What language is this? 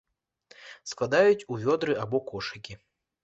Belarusian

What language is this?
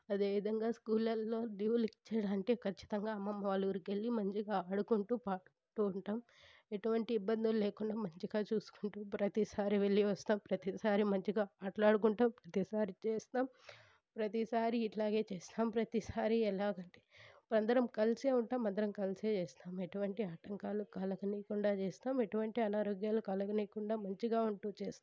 Telugu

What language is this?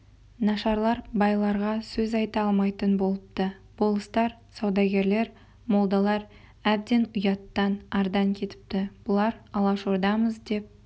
Kazakh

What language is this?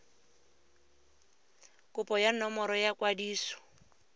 Tswana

